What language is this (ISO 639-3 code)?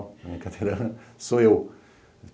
por